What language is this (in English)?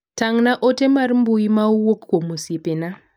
Luo (Kenya and Tanzania)